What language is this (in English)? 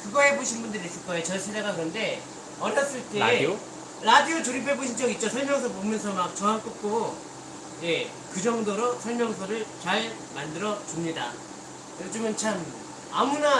Korean